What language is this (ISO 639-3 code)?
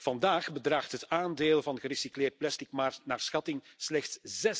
nld